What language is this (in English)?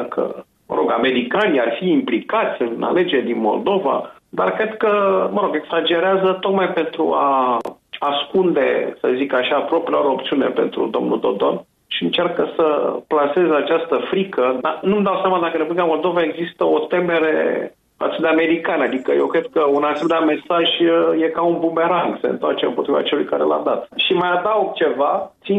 Romanian